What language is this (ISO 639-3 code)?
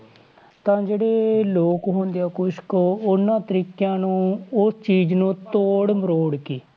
pan